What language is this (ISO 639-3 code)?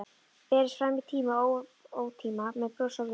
isl